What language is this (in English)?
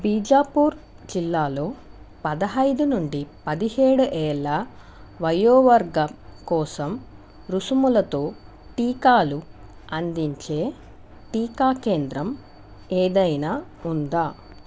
Telugu